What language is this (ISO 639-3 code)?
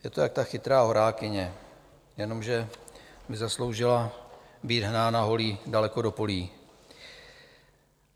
ces